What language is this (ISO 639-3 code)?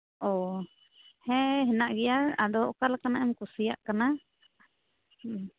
sat